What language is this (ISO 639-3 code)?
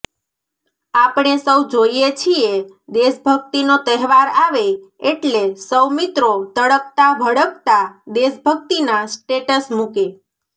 guj